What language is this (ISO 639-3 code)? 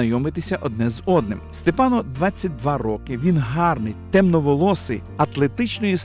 ukr